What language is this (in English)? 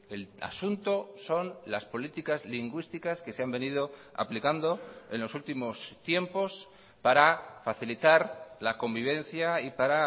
Spanish